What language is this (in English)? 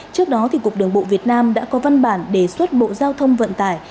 Vietnamese